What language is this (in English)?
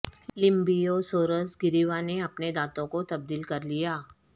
Urdu